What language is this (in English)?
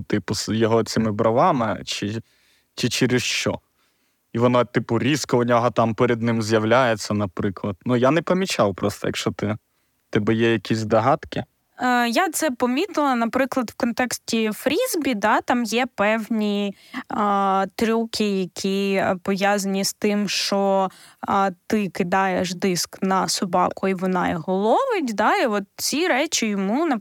Ukrainian